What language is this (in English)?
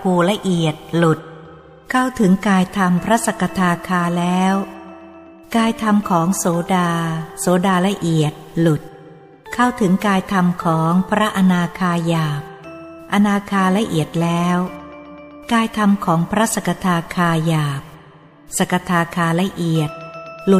Thai